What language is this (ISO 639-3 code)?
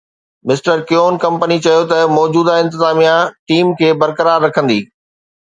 snd